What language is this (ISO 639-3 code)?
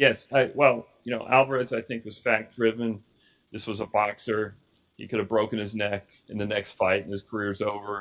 eng